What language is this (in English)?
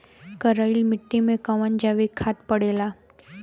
Bhojpuri